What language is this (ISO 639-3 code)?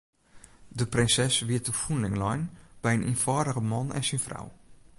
fry